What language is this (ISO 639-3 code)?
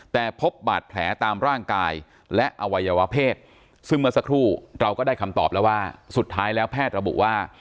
tha